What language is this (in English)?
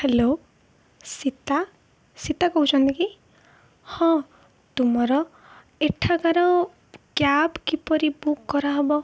Odia